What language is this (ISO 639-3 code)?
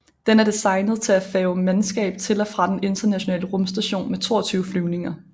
dan